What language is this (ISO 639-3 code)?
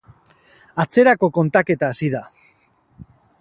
eus